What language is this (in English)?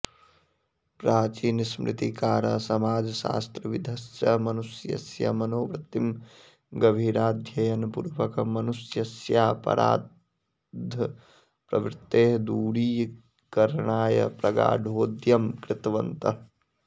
Sanskrit